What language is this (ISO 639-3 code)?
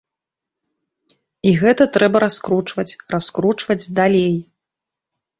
bel